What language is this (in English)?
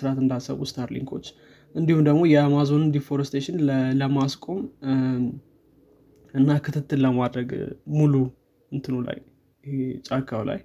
Amharic